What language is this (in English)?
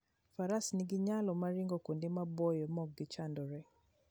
Luo (Kenya and Tanzania)